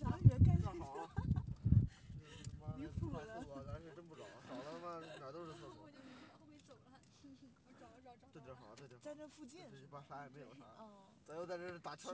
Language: Chinese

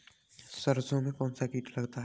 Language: Hindi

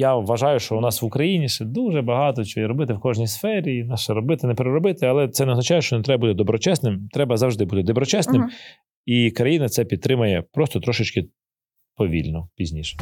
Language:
Ukrainian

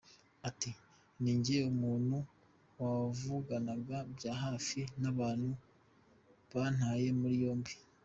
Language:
Kinyarwanda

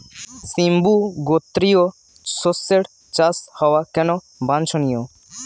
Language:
Bangla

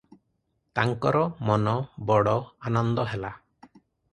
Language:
Odia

